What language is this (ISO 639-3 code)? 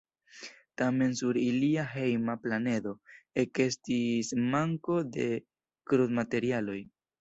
epo